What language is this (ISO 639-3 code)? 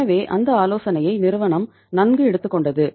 tam